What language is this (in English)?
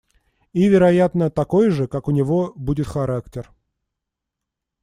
Russian